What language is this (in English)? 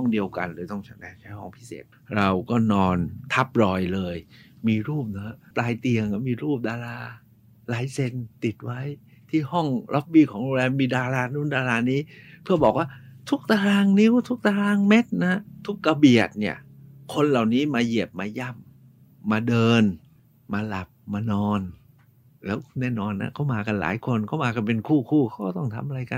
Thai